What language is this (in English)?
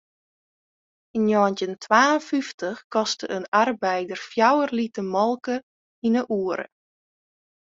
Western Frisian